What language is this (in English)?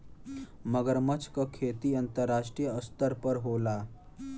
Bhojpuri